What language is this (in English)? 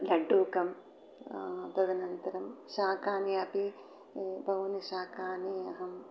Sanskrit